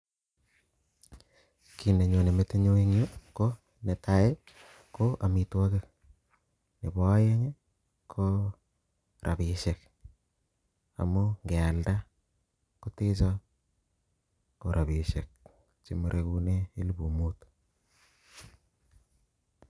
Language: Kalenjin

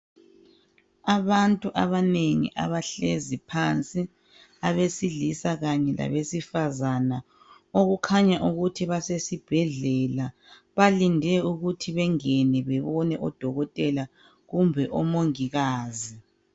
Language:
North Ndebele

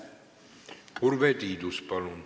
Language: Estonian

